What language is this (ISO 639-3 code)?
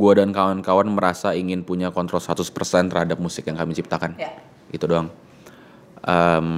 ind